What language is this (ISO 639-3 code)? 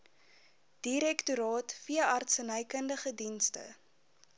afr